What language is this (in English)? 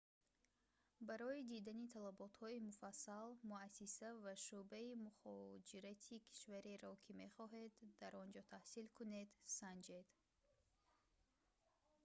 Tajik